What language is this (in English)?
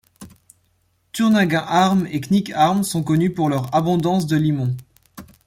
French